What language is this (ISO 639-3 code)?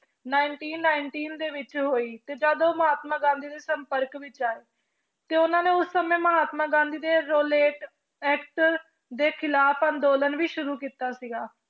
pan